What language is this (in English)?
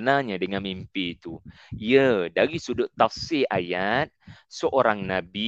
Malay